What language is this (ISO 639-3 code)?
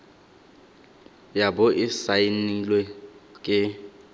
tsn